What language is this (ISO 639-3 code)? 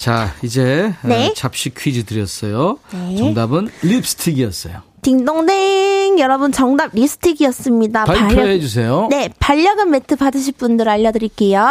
kor